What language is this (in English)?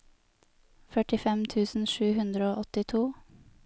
Norwegian